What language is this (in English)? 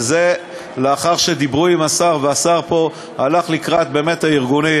Hebrew